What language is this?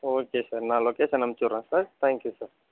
Tamil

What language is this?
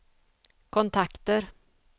Swedish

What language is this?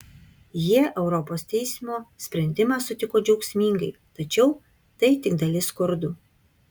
Lithuanian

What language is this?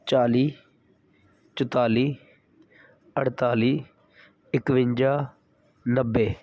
Punjabi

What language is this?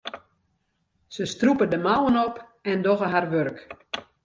Western Frisian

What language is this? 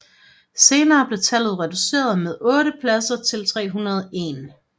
Danish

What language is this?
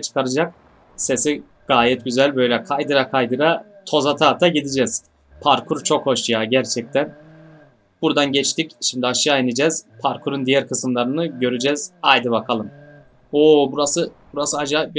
Turkish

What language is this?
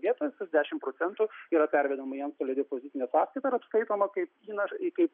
Lithuanian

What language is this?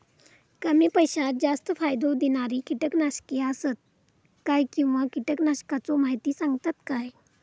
Marathi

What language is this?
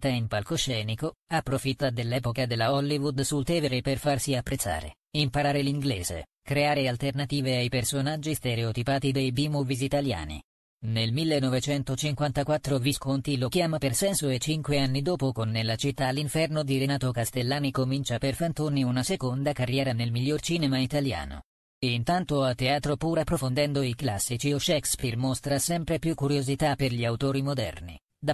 Italian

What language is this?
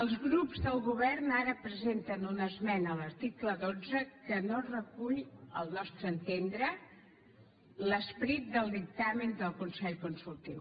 Catalan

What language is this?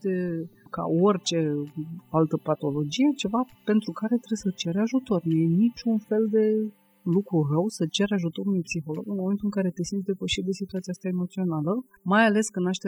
Romanian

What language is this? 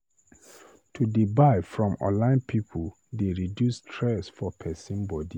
Nigerian Pidgin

